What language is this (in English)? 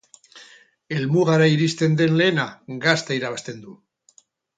Basque